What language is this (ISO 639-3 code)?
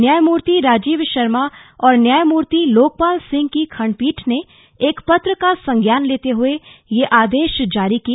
hin